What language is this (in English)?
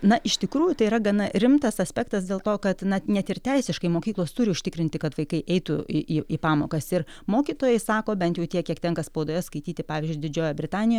Lithuanian